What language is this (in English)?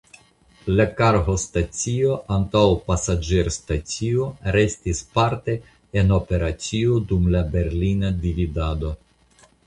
Esperanto